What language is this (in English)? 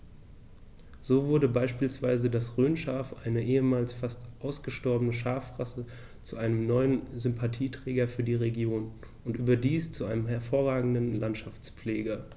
German